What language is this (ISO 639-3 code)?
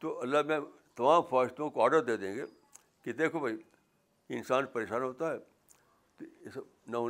urd